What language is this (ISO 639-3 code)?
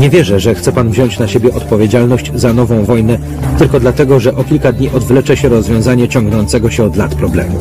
pol